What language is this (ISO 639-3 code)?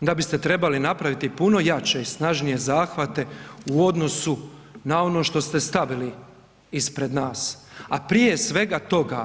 hrv